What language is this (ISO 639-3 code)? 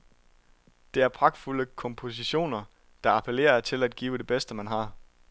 dan